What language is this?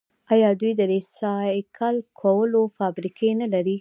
Pashto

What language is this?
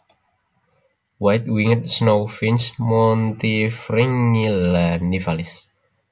Javanese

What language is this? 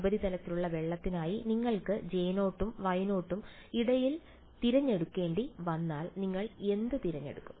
Malayalam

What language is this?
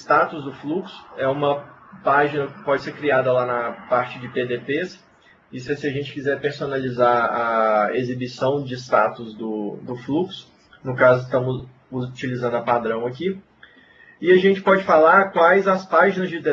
Portuguese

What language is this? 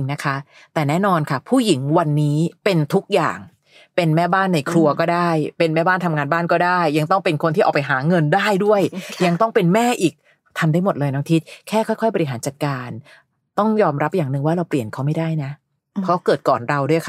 Thai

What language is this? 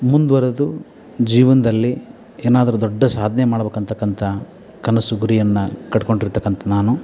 Kannada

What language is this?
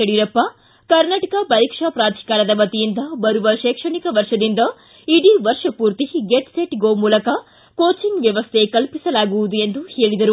Kannada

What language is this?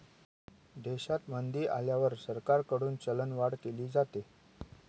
Marathi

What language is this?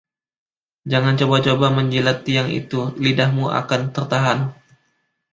Indonesian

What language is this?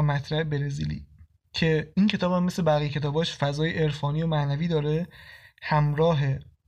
Persian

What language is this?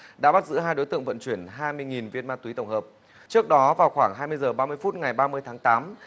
Vietnamese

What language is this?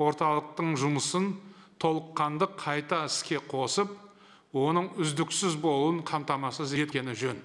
Turkish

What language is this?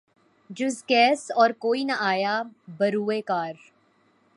Urdu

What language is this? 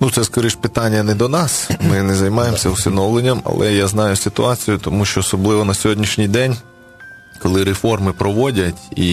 Ukrainian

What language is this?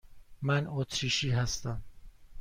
Persian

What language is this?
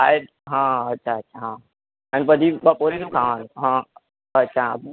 Gujarati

